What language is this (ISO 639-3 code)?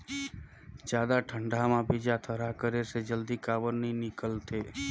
hne